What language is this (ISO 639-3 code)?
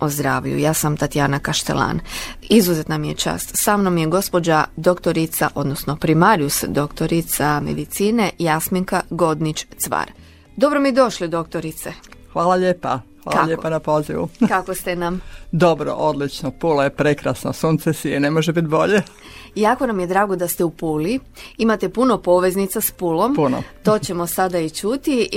hrv